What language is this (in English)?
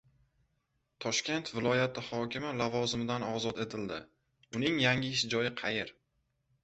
Uzbek